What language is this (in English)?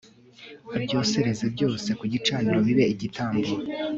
Kinyarwanda